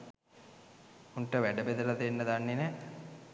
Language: Sinhala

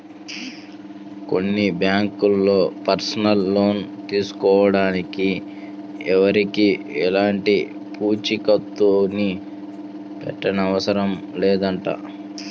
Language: Telugu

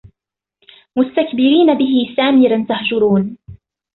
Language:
Arabic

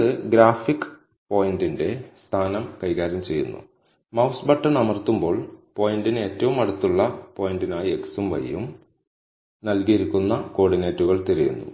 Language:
Malayalam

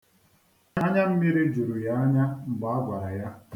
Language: Igbo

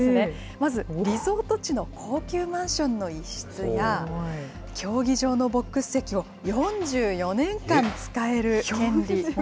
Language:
Japanese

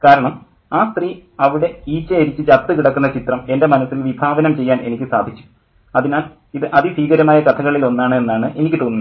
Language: Malayalam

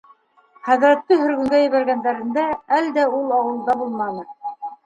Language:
Bashkir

